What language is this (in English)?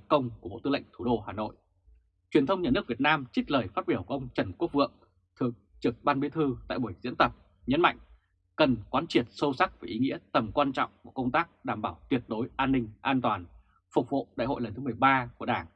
Vietnamese